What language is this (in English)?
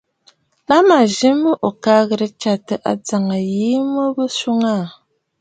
Bafut